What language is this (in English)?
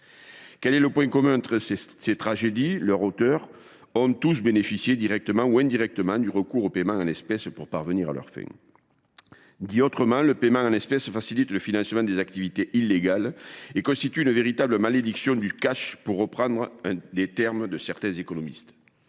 French